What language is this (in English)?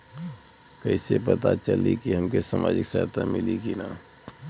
Bhojpuri